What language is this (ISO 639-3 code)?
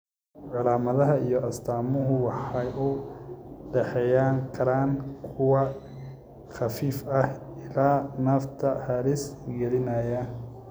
som